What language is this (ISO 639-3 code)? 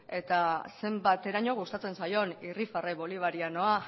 eus